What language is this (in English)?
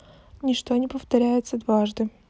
Russian